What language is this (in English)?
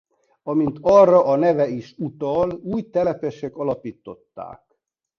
Hungarian